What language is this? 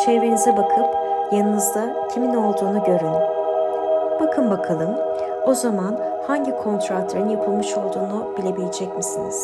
Turkish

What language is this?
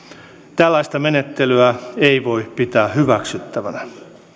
Finnish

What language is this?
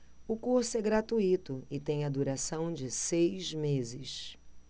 Portuguese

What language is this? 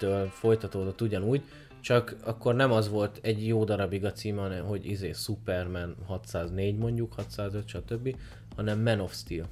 Hungarian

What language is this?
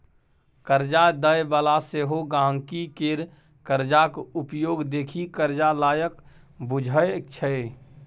Maithili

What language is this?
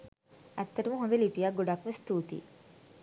Sinhala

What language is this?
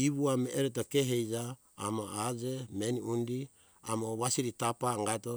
Hunjara-Kaina Ke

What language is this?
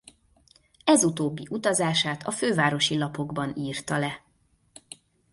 Hungarian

